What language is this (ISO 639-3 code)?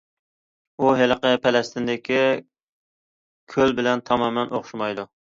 uig